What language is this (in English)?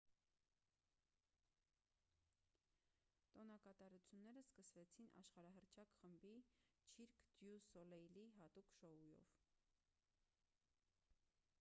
Armenian